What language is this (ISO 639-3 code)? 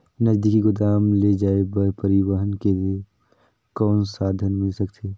hne